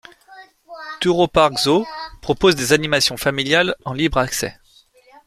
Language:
French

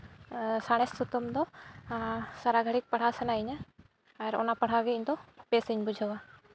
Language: Santali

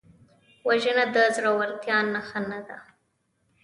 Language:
Pashto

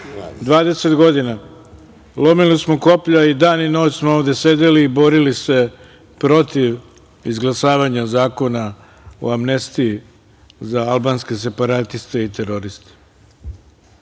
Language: Serbian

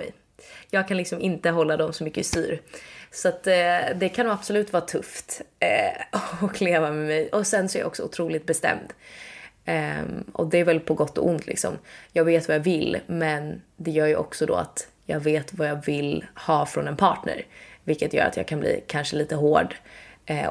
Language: Swedish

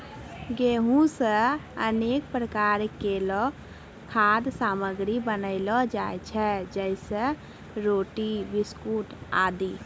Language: Maithili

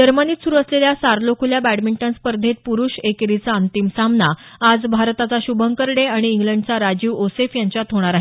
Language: Marathi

